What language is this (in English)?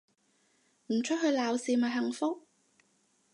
Cantonese